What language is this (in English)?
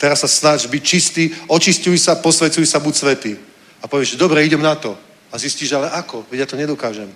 Czech